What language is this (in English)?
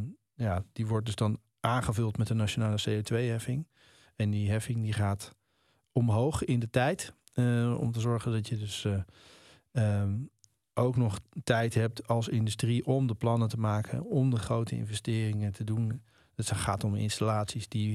Dutch